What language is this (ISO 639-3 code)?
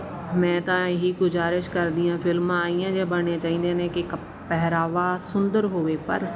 pan